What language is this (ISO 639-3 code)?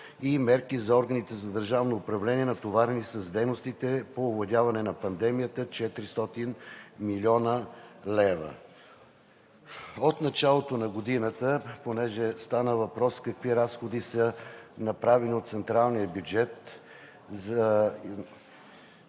bul